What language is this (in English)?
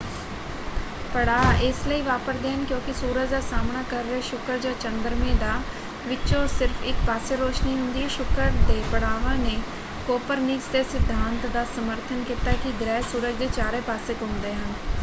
Punjabi